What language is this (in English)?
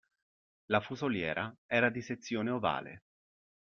Italian